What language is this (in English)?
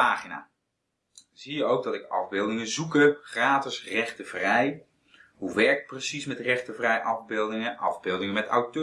Dutch